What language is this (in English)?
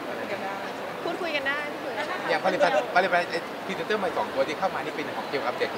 Thai